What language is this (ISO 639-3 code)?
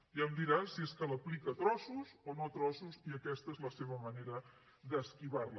cat